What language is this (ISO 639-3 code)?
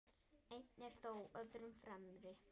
isl